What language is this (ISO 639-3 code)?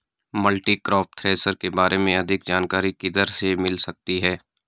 hin